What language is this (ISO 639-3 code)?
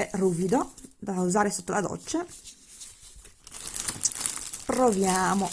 ita